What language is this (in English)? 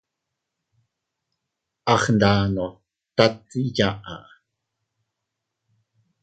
Teutila Cuicatec